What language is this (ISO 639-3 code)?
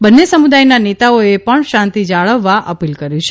guj